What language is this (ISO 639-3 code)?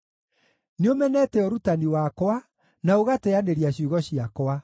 kik